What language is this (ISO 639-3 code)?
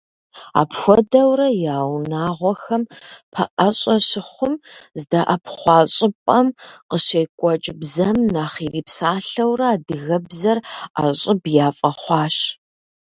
kbd